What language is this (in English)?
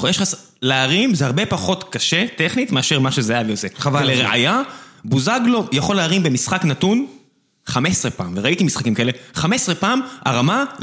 Hebrew